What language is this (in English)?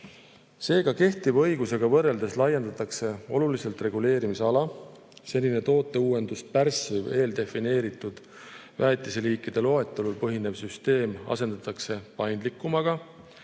Estonian